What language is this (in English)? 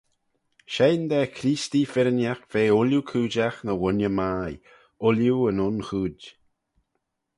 Manx